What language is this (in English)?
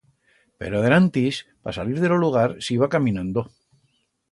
Aragonese